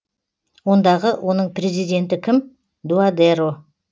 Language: Kazakh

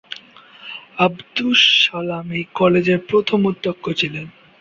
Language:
Bangla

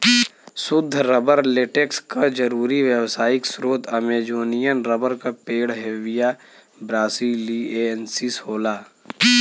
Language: Bhojpuri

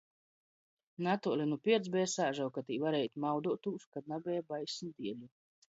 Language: Latgalian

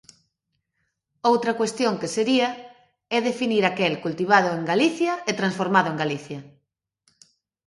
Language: Galician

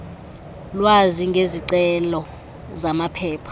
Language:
Xhosa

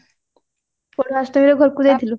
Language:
Odia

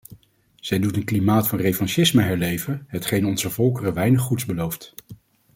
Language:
Dutch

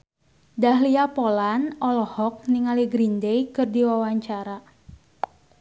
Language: Sundanese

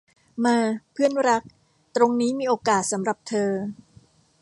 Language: Thai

